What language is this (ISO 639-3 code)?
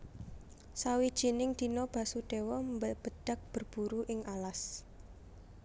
jav